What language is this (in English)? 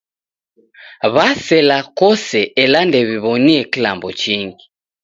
Taita